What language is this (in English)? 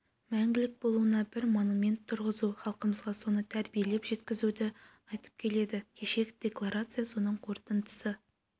Kazakh